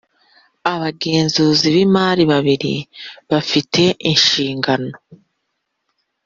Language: Kinyarwanda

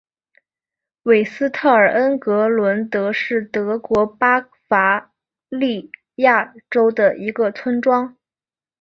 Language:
Chinese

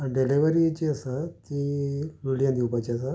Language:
Konkani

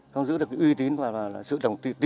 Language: Vietnamese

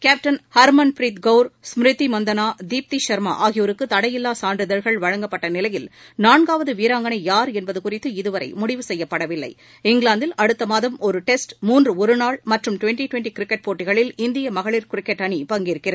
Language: Tamil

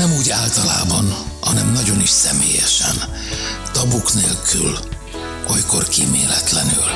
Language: Hungarian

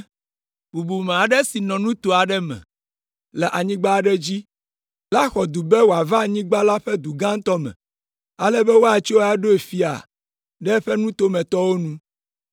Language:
Ewe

